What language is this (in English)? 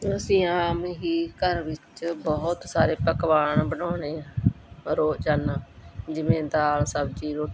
Punjabi